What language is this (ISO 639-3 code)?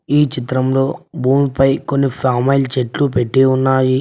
tel